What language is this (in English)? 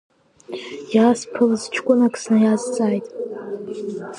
Abkhazian